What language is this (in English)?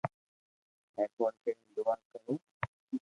Loarki